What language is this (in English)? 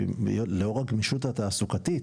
Hebrew